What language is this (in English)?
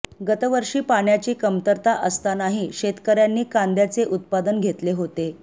Marathi